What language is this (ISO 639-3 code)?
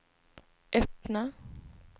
swe